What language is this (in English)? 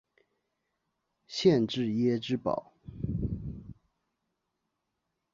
Chinese